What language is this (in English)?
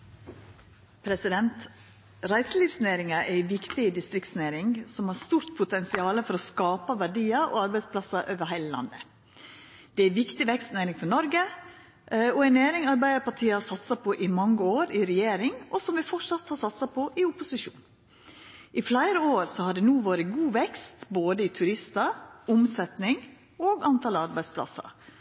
Norwegian Nynorsk